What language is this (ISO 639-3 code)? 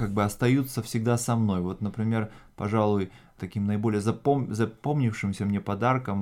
rus